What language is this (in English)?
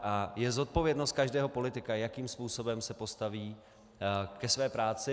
Czech